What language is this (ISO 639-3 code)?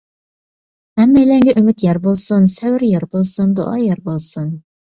uig